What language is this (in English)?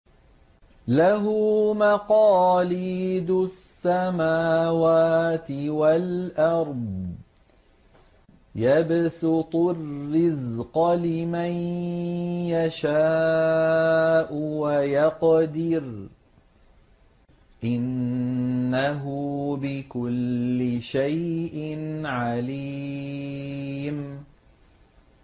Arabic